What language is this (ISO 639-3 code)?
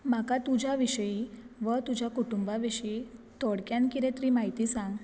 kok